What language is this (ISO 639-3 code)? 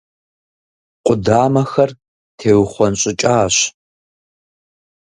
kbd